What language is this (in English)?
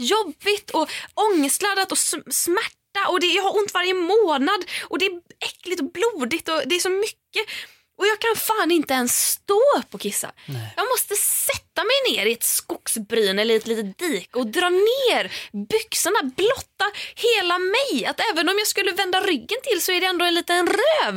Swedish